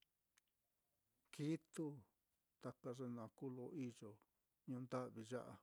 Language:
Mitlatongo Mixtec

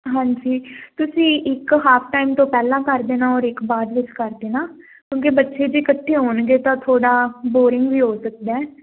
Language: Punjabi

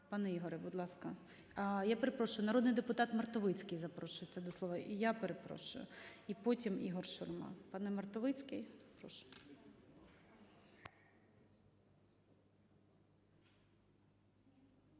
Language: Ukrainian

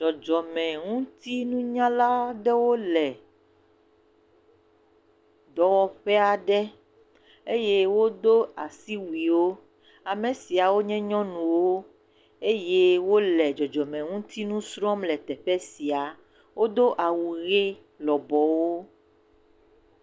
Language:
Ewe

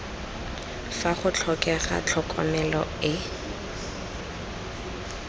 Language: Tswana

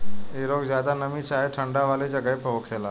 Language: Bhojpuri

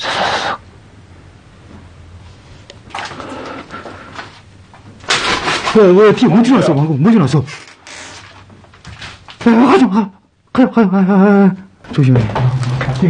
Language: Korean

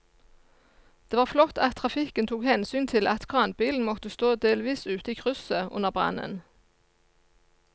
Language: Norwegian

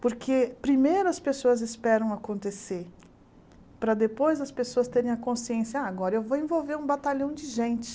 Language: Portuguese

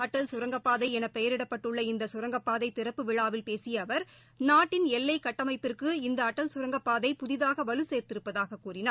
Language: Tamil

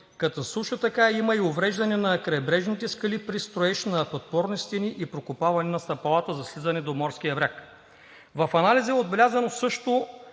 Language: Bulgarian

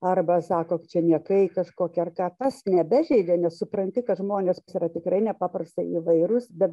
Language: Lithuanian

